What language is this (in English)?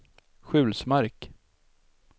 Swedish